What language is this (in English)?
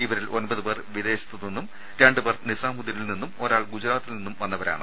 Malayalam